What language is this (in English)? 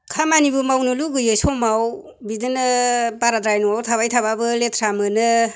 Bodo